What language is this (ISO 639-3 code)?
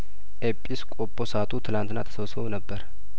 amh